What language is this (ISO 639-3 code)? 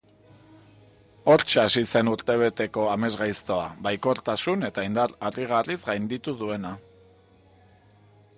eus